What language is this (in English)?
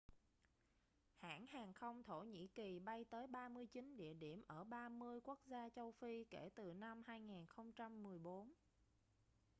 Vietnamese